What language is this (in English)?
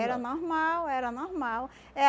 Portuguese